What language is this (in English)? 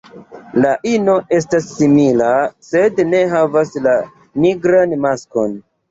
Esperanto